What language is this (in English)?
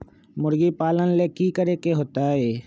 Magahi